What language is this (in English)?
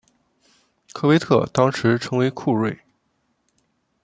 Chinese